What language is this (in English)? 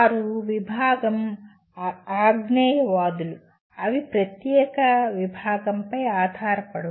Telugu